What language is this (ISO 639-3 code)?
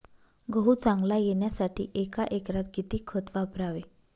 mar